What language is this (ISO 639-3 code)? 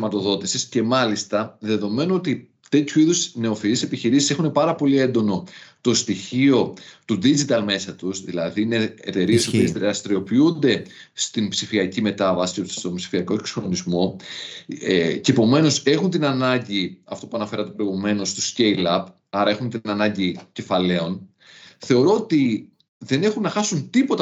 ell